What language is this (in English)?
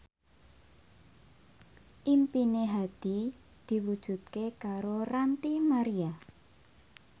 Javanese